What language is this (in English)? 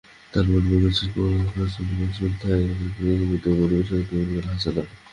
Bangla